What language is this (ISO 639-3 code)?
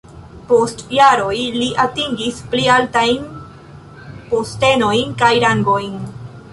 epo